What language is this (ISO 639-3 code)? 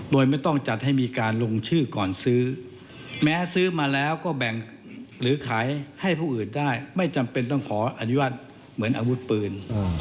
tha